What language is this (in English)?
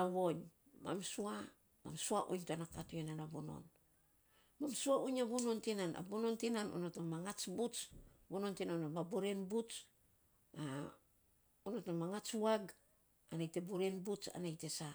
Saposa